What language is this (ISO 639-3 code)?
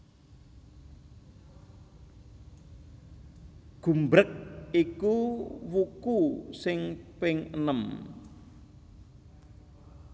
jav